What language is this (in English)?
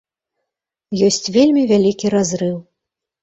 Belarusian